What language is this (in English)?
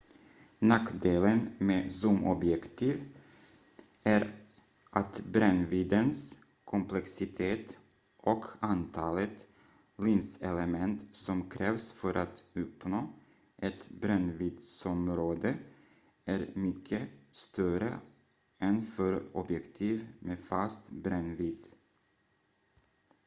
Swedish